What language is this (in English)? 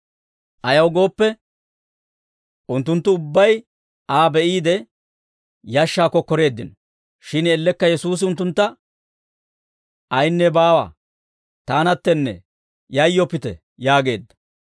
Dawro